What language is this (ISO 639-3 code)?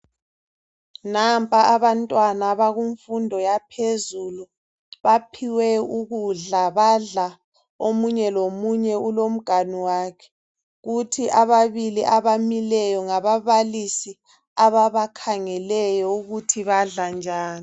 nde